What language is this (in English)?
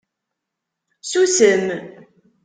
Kabyle